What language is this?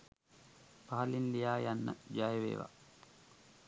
Sinhala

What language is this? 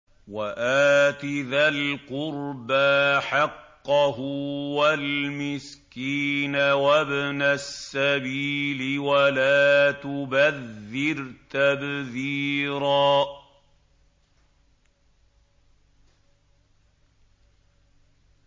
Arabic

